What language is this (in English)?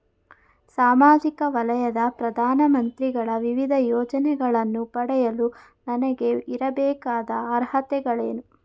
Kannada